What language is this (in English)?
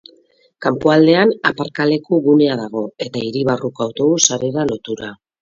Basque